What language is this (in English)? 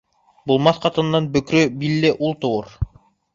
Bashkir